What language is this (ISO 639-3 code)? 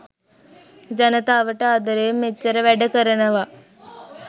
sin